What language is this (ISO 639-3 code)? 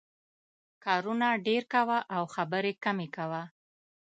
pus